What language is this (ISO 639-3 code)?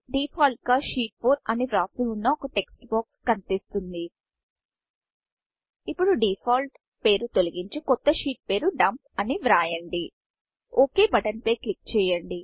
tel